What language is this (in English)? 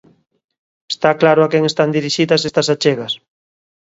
Galician